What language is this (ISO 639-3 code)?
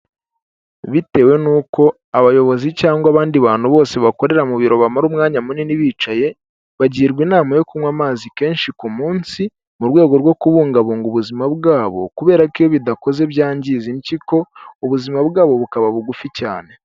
kin